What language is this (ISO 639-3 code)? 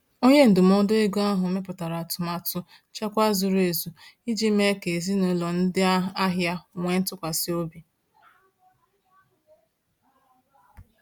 ibo